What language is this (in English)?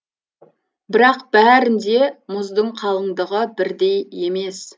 Kazakh